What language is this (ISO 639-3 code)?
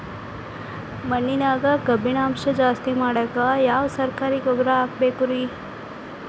kan